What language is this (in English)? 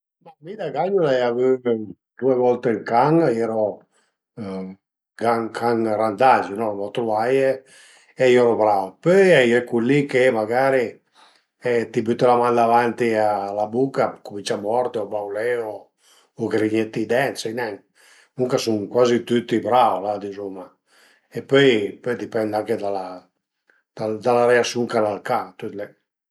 Piedmontese